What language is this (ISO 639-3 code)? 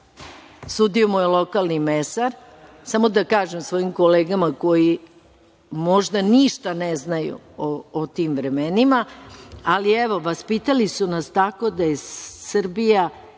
srp